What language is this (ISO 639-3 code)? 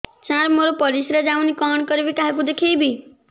ori